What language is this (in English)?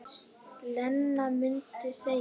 Icelandic